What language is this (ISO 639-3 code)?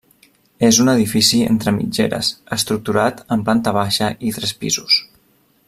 cat